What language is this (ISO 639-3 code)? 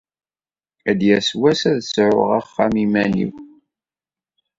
kab